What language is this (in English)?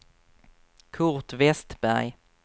Swedish